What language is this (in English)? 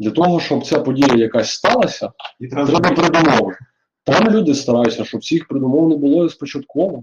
Ukrainian